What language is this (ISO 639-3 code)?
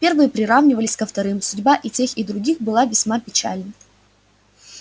rus